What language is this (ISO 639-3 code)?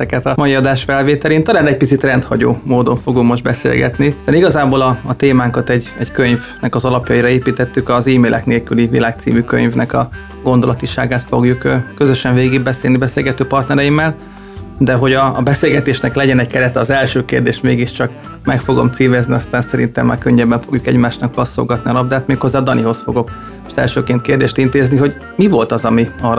hun